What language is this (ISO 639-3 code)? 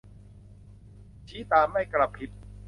tha